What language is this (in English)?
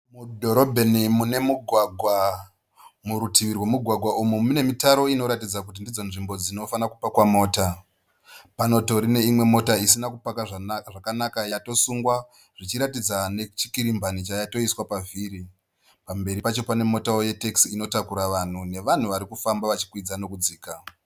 Shona